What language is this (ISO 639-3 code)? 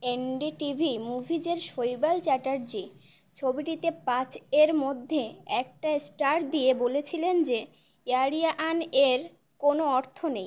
ben